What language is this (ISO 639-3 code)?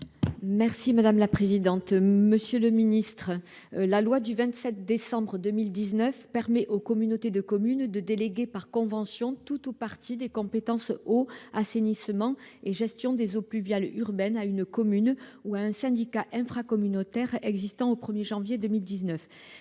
fra